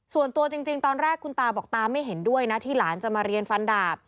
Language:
Thai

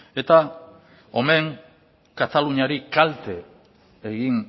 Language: Basque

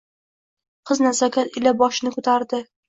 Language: Uzbek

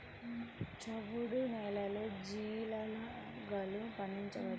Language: Telugu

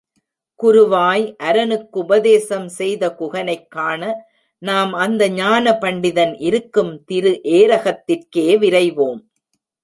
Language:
Tamil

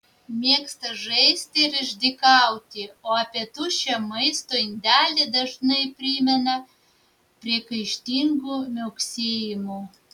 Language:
Lithuanian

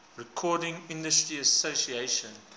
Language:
English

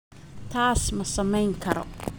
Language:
Somali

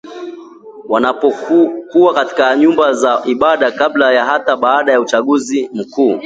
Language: Swahili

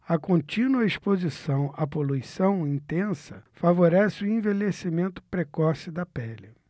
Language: Portuguese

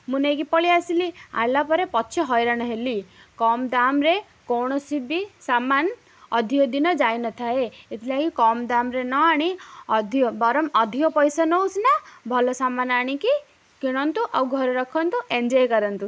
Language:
Odia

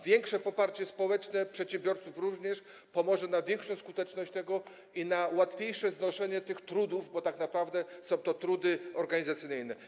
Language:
Polish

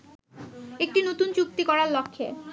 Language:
Bangla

